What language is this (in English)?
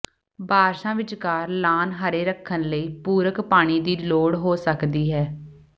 Punjabi